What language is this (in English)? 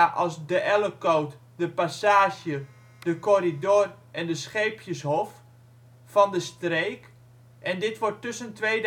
Dutch